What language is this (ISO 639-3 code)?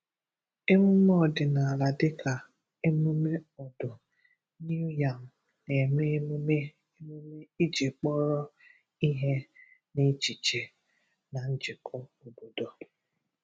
ibo